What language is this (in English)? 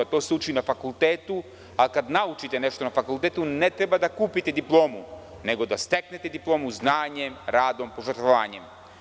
Serbian